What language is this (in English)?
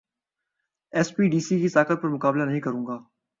Urdu